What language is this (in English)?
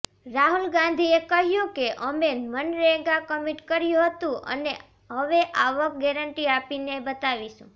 Gujarati